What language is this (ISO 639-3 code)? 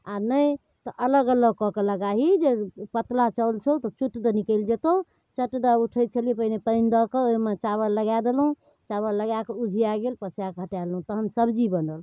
mai